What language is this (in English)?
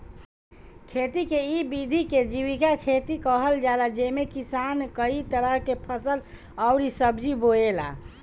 Bhojpuri